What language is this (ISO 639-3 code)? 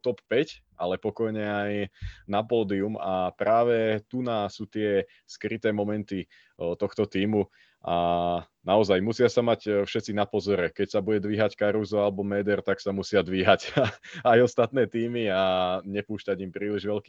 slk